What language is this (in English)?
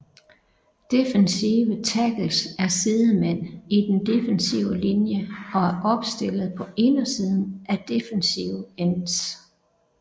Danish